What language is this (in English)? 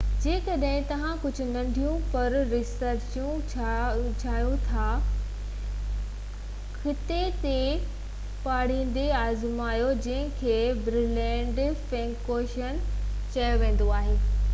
Sindhi